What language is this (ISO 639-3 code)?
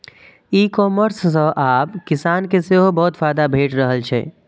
mai